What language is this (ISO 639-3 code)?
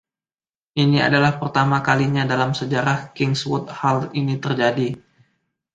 ind